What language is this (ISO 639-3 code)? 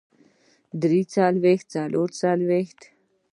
pus